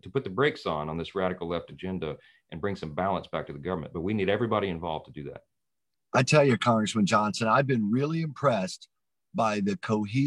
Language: English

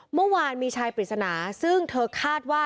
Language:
Thai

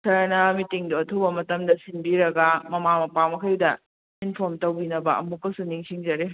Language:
Manipuri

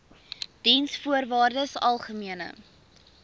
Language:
Afrikaans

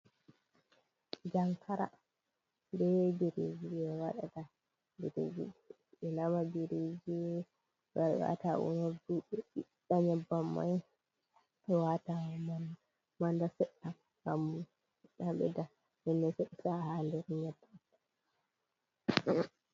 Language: Fula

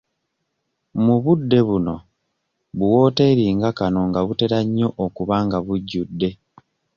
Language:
Ganda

